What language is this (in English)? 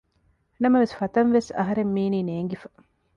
Divehi